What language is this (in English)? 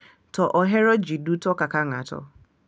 Luo (Kenya and Tanzania)